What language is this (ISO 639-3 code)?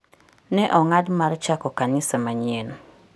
luo